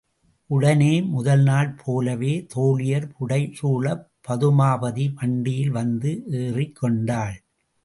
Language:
Tamil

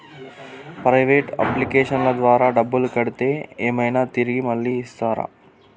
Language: Telugu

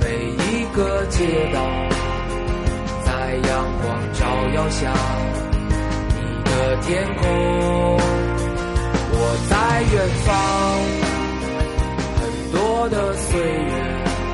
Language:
Chinese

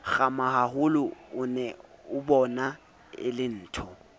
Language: Southern Sotho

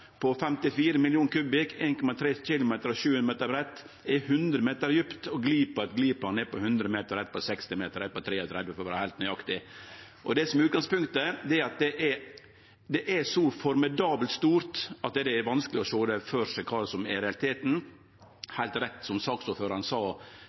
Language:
Norwegian Nynorsk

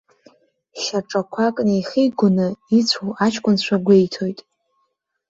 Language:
Abkhazian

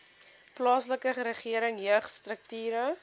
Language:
Afrikaans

